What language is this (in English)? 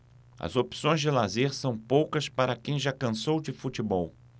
Portuguese